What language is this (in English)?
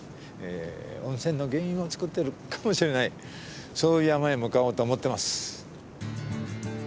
Japanese